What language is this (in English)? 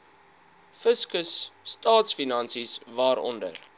Afrikaans